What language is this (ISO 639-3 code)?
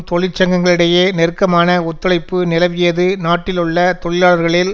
tam